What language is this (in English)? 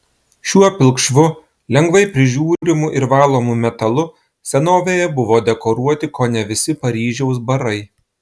Lithuanian